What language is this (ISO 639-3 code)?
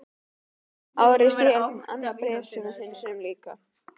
isl